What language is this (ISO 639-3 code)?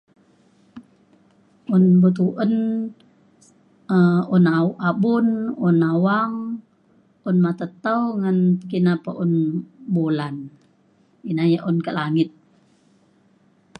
xkl